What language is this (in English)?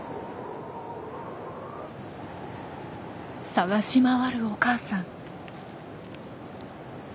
Japanese